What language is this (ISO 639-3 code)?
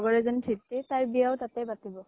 asm